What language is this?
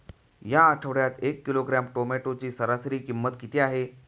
Marathi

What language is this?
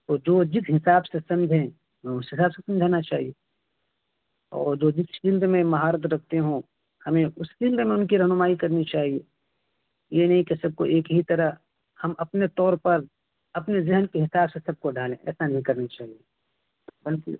Urdu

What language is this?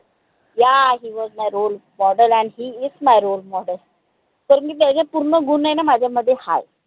Marathi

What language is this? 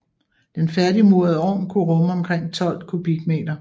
Danish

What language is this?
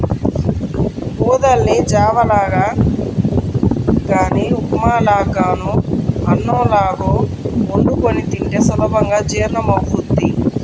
Telugu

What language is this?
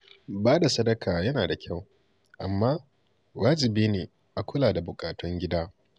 Hausa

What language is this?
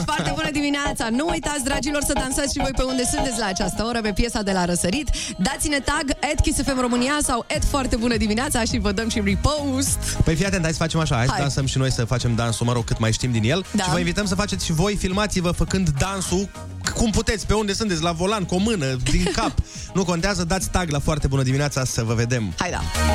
Romanian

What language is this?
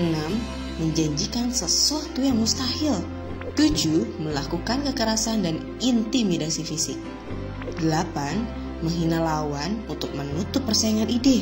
Indonesian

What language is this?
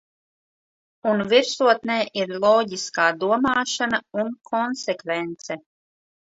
Latvian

